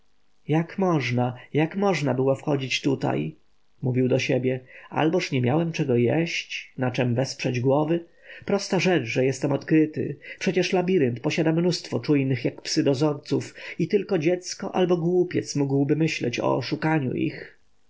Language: Polish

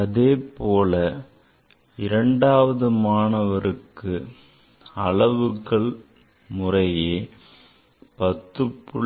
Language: Tamil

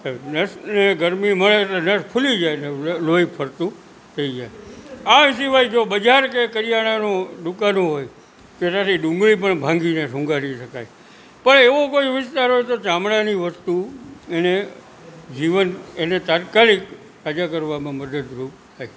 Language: Gujarati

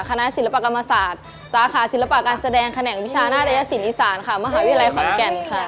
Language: Thai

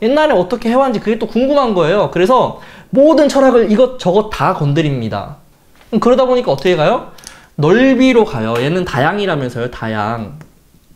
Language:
Korean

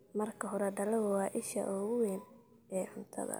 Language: Somali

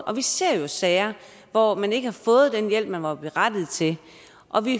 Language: Danish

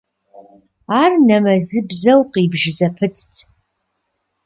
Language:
Kabardian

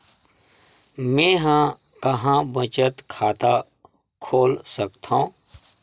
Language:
Chhattisgarhi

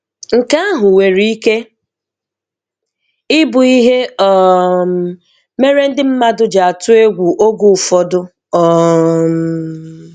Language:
Igbo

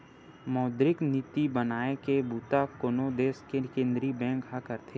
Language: Chhattisgarhi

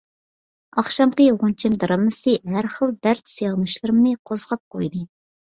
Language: Uyghur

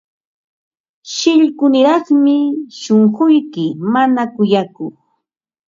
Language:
Ambo-Pasco Quechua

